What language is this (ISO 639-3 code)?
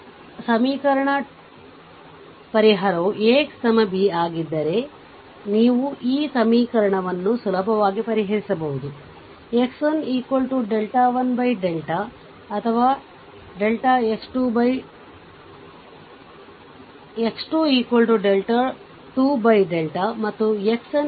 kan